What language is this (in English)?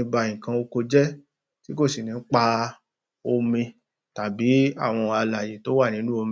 Yoruba